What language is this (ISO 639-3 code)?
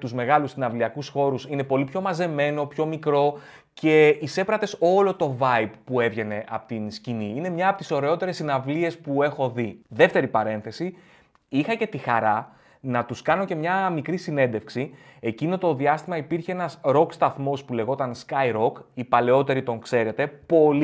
ell